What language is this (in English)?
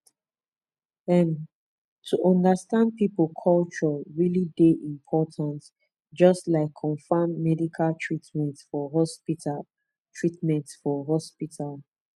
Nigerian Pidgin